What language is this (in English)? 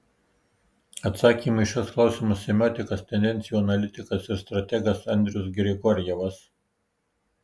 Lithuanian